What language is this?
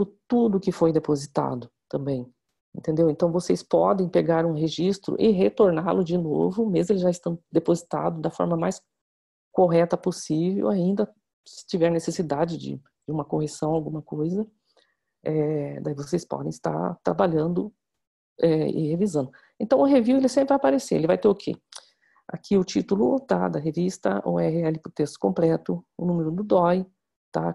Portuguese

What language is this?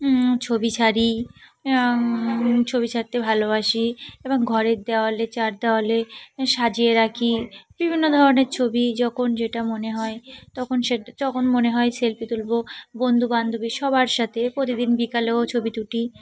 Bangla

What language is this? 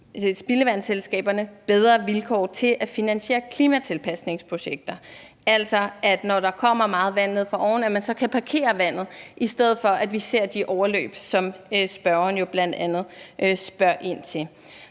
Danish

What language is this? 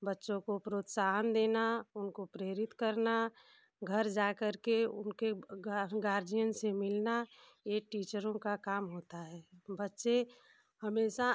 Hindi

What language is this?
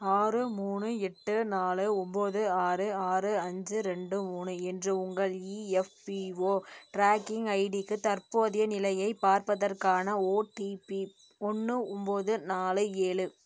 Tamil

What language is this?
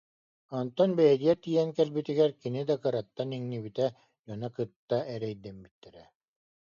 Yakut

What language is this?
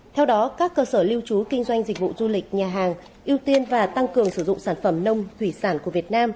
Vietnamese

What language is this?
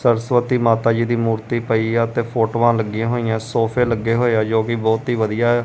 Punjabi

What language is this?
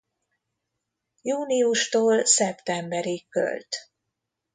Hungarian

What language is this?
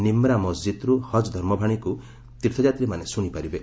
Odia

